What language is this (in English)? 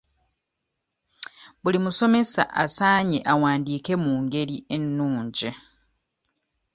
Ganda